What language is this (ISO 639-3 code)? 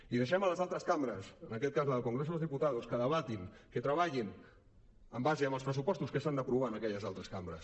cat